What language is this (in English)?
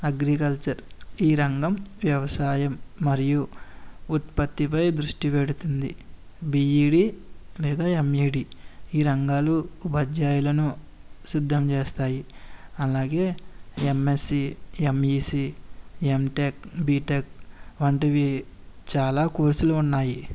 Telugu